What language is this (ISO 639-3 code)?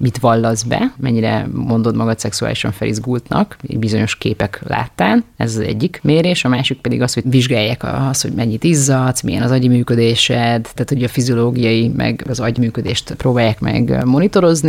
hun